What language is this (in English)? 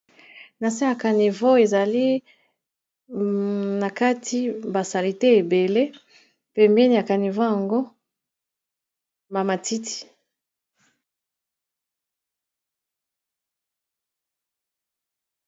Lingala